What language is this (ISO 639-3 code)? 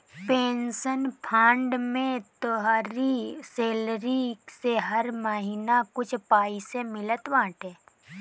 bho